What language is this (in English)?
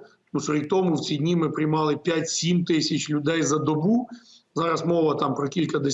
Ukrainian